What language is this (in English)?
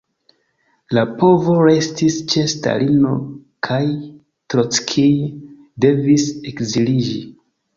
Esperanto